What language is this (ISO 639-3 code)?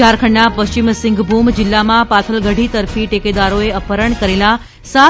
guj